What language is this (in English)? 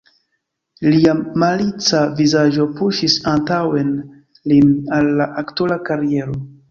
Esperanto